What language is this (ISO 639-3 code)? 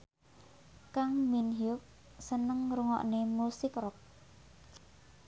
jav